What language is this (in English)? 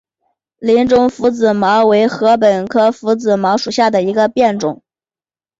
Chinese